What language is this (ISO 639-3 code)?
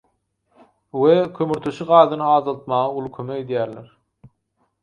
tuk